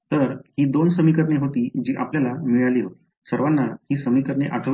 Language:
Marathi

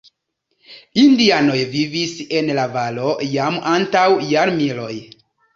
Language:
Esperanto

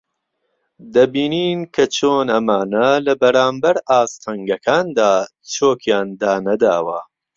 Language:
Central Kurdish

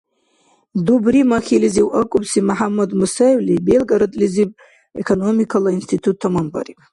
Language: Dargwa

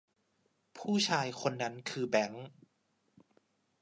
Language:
Thai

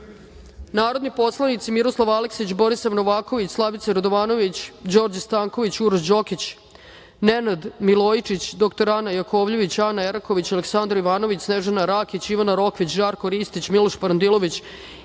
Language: Serbian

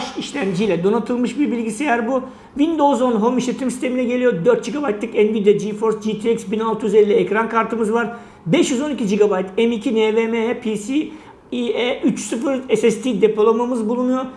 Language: Turkish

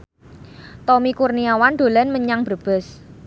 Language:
Javanese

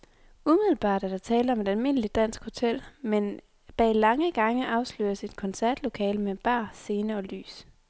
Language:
Danish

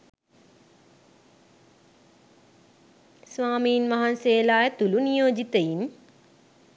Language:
Sinhala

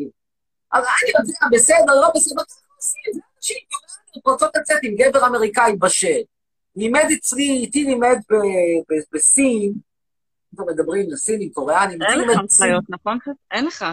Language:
Hebrew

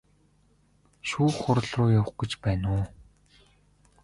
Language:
Mongolian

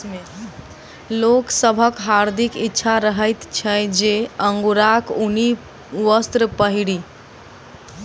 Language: Maithili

